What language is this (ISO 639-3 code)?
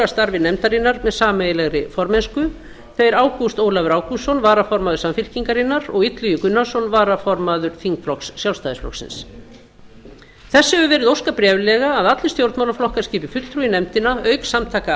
isl